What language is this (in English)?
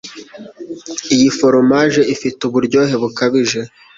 Kinyarwanda